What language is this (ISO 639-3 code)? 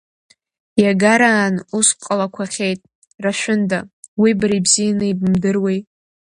abk